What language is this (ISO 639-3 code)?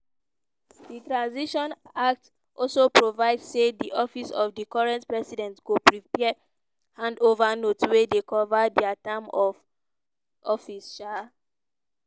pcm